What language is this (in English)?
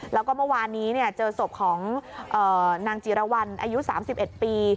Thai